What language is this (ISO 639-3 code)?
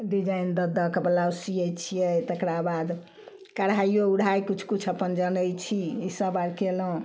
mai